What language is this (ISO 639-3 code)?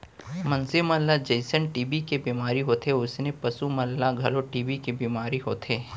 hne